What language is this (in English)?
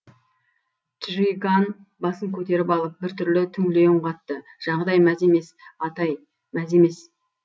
Kazakh